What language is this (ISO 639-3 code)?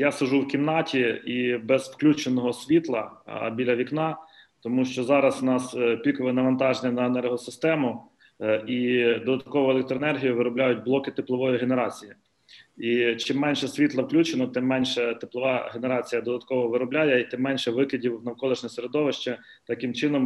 ukr